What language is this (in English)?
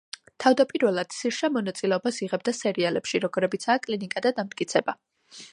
Georgian